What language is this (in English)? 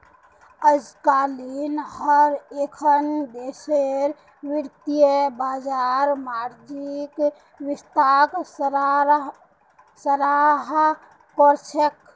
Magahi